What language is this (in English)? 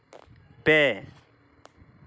Santali